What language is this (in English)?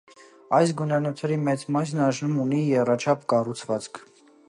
Armenian